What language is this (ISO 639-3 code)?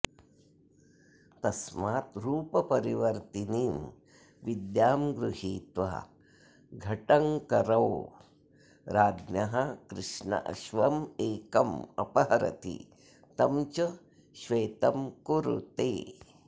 san